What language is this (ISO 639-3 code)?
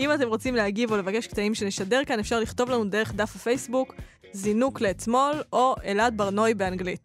heb